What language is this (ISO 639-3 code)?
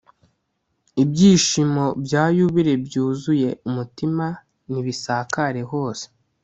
kin